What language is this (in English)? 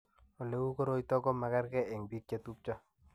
Kalenjin